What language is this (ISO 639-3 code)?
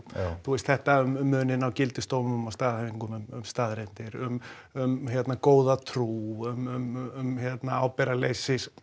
isl